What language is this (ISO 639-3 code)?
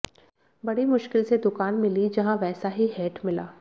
hin